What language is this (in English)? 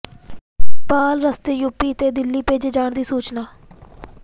Punjabi